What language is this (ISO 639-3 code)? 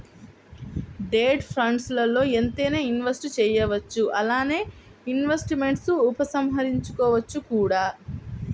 tel